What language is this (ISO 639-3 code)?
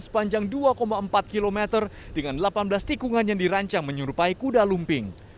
ind